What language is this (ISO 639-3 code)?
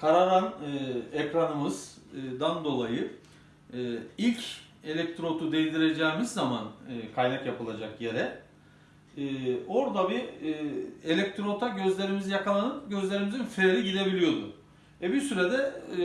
tur